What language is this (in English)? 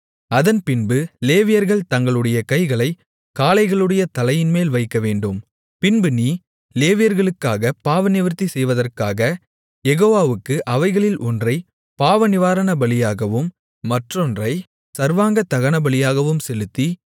Tamil